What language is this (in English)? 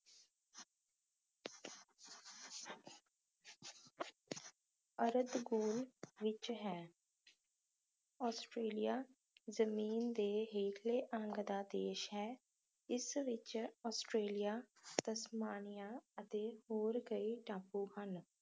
Punjabi